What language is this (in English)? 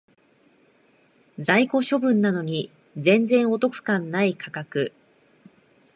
Japanese